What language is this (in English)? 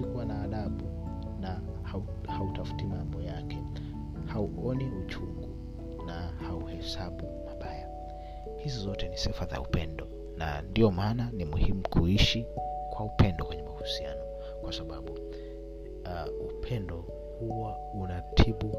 Swahili